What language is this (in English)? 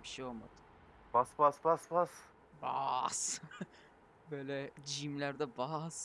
Turkish